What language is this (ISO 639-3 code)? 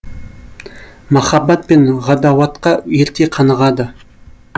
kaz